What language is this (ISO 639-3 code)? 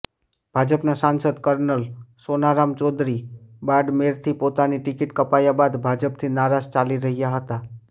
guj